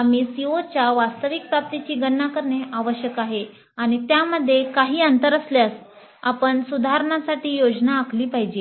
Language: Marathi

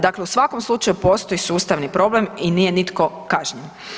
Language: Croatian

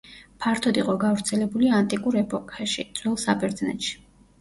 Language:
Georgian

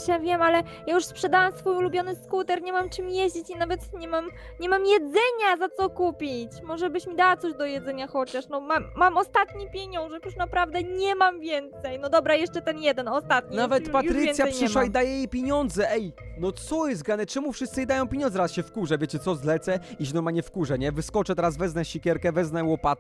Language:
Polish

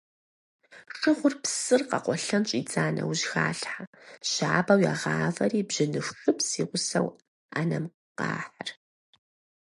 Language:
Kabardian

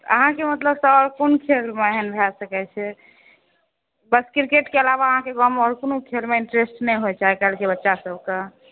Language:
Maithili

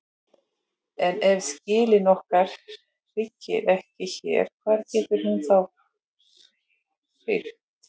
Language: Icelandic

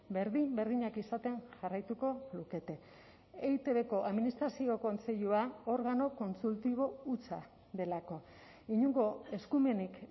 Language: Basque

